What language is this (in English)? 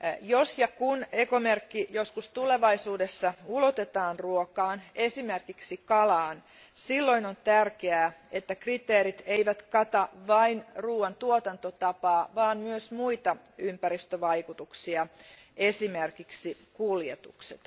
Finnish